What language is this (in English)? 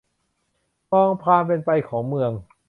Thai